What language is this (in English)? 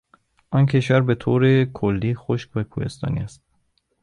Persian